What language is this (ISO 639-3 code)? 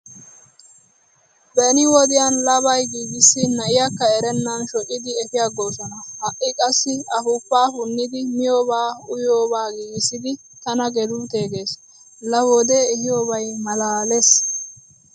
wal